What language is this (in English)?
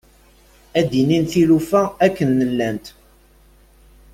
Kabyle